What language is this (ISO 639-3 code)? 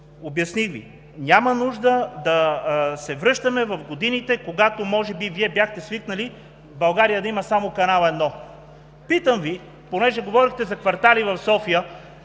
bul